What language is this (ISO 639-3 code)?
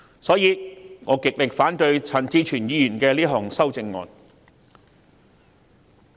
yue